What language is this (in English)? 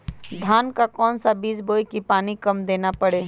Magahi